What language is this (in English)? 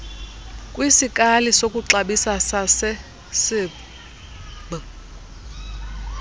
Xhosa